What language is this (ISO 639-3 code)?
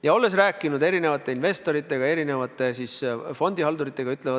est